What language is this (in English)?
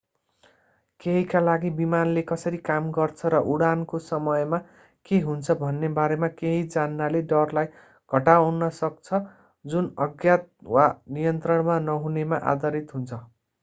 Nepali